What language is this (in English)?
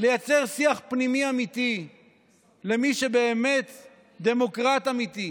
Hebrew